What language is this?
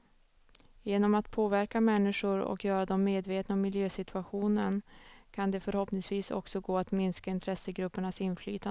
Swedish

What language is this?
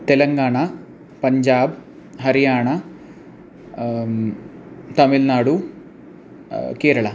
Sanskrit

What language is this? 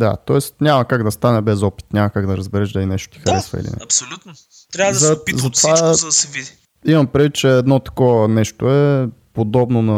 Bulgarian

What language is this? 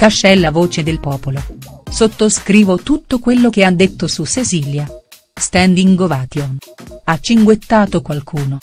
Italian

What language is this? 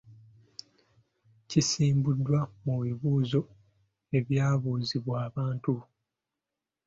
Ganda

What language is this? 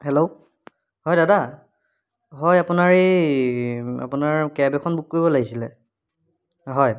Assamese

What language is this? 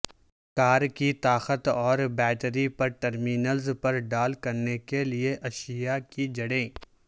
Urdu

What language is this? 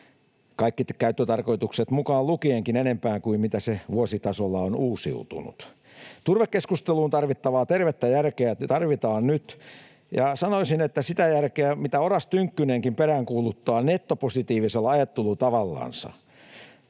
Finnish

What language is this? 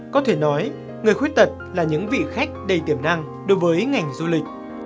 Vietnamese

